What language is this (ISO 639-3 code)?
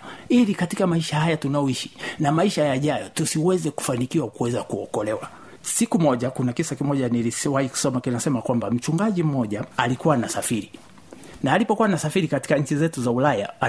swa